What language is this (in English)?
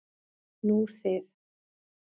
Icelandic